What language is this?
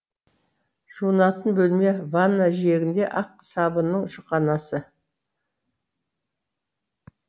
Kazakh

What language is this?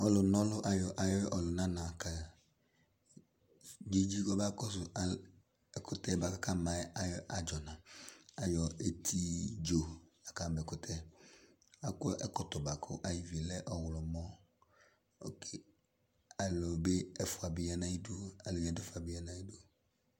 Ikposo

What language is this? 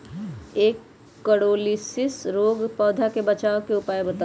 Magahi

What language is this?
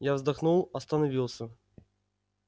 Russian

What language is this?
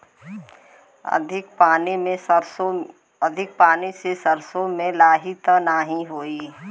Bhojpuri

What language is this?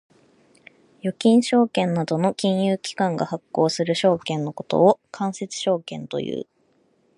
Japanese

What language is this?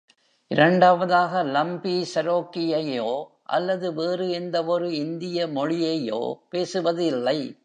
Tamil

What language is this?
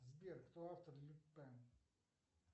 Russian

